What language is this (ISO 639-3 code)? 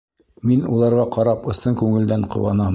bak